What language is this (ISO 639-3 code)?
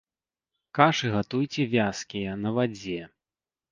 bel